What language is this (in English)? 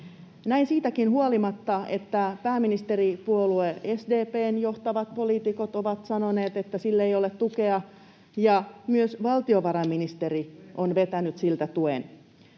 Finnish